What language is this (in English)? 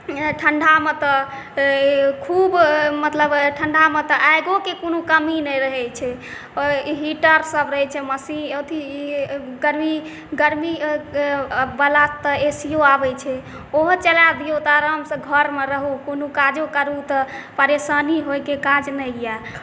Maithili